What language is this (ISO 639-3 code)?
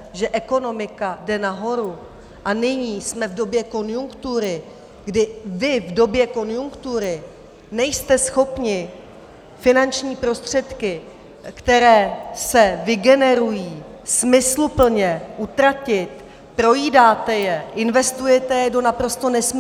ces